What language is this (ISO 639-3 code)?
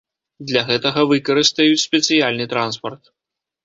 bel